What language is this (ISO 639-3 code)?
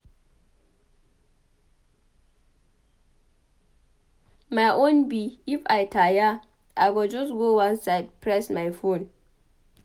pcm